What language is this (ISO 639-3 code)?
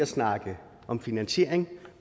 dan